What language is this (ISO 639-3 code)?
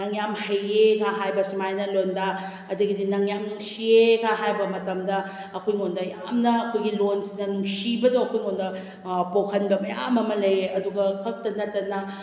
mni